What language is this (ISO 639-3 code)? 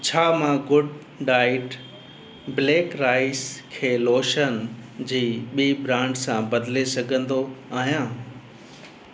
snd